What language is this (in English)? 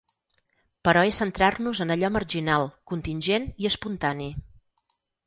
Catalan